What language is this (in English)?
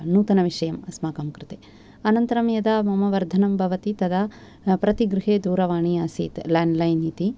Sanskrit